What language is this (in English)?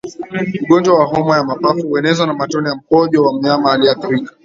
Swahili